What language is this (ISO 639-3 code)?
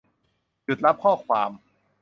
tha